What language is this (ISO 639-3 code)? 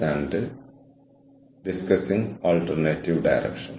mal